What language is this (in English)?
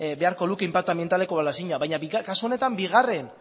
Basque